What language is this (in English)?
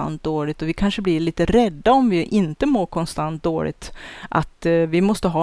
Swedish